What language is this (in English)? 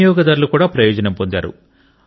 Telugu